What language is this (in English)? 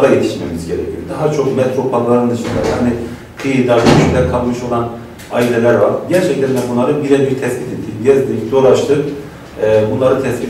Turkish